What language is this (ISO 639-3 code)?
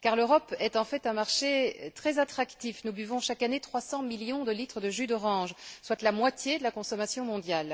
fra